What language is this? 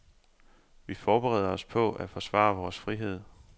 Danish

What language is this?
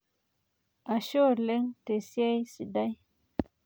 Masai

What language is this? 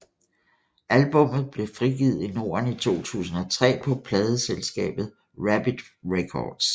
Danish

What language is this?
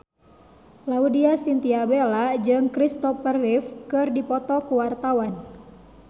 Sundanese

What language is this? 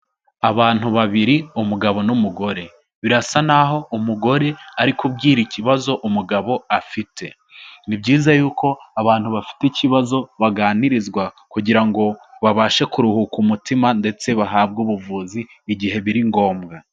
Kinyarwanda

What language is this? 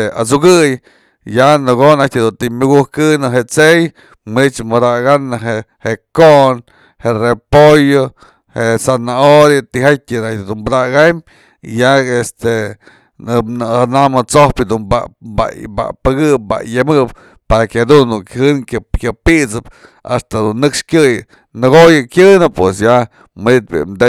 Mazatlán Mixe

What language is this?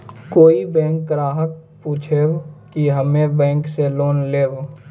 Maithili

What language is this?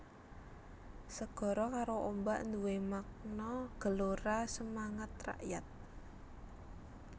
Javanese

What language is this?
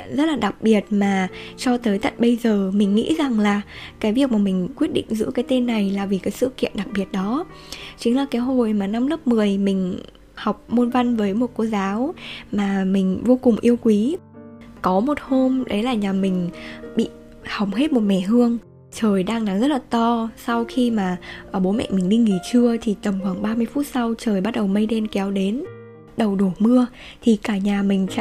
Vietnamese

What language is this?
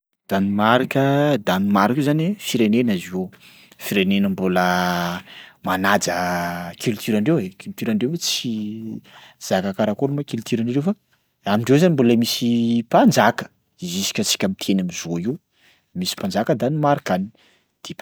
Sakalava Malagasy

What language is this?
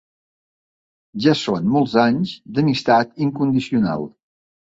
Catalan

